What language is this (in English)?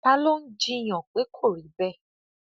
Yoruba